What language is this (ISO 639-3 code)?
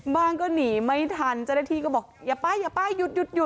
tha